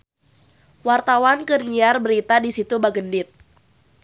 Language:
Sundanese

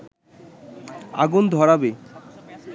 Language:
Bangla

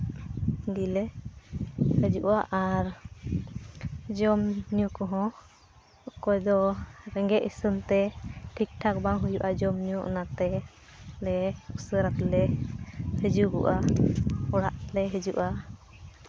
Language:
Santali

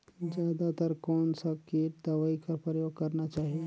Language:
Chhattisgarhi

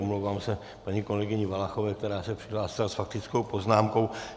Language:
Czech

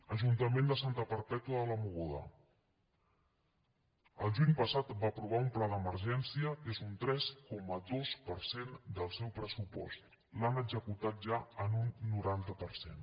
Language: Catalan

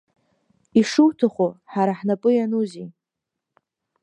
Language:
Abkhazian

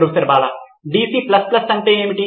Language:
Telugu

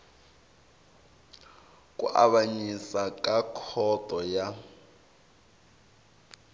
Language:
Tsonga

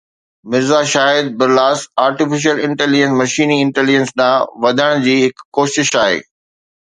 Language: Sindhi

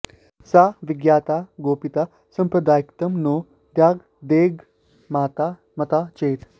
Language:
Sanskrit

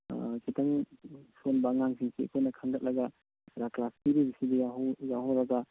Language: Manipuri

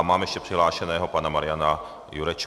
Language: Czech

